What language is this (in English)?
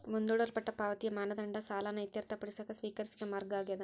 Kannada